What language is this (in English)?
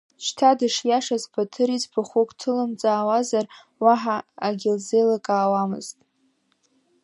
Abkhazian